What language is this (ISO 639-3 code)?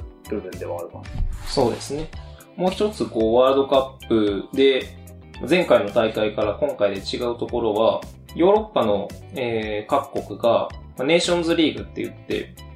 jpn